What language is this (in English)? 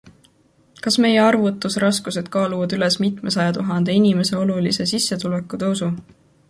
Estonian